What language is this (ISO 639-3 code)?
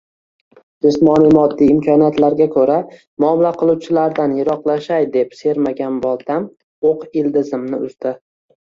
uzb